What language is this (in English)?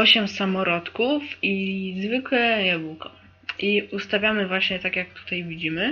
Polish